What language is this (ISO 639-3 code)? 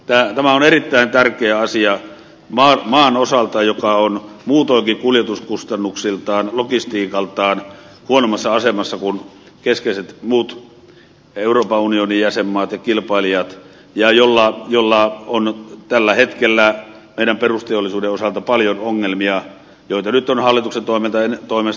fin